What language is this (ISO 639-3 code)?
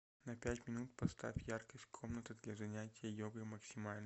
rus